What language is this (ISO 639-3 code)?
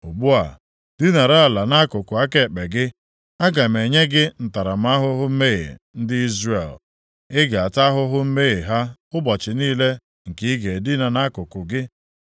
ibo